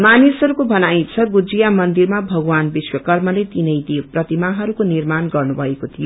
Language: Nepali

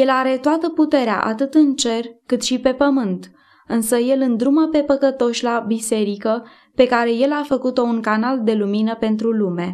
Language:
Romanian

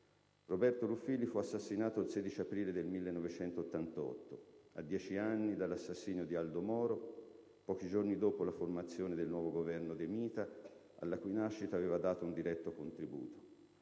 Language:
Italian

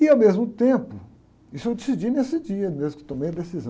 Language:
Portuguese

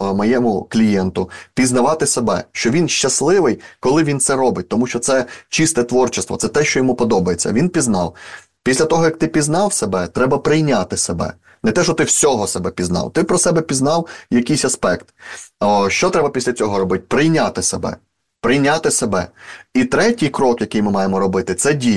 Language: Ukrainian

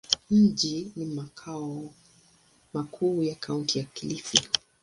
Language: Swahili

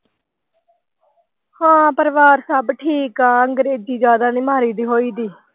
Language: Punjabi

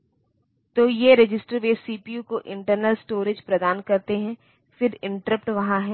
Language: Hindi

